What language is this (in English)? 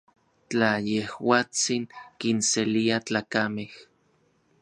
Orizaba Nahuatl